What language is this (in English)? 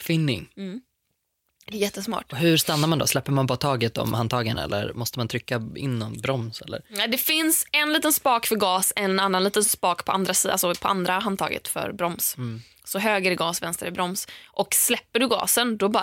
Swedish